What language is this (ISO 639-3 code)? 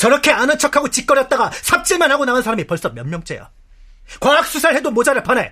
kor